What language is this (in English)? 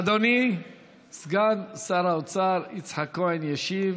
Hebrew